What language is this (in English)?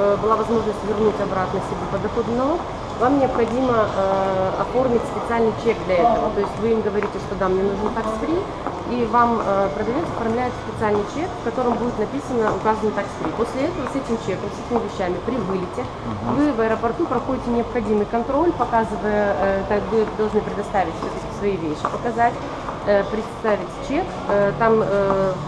Russian